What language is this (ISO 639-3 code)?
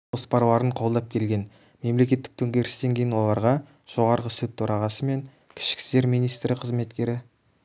kaz